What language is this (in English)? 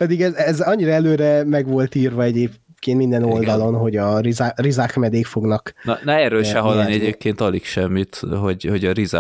Hungarian